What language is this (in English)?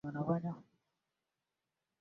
Swahili